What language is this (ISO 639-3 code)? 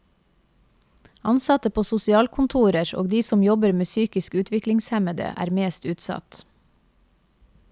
nor